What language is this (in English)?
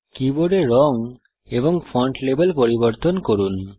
Bangla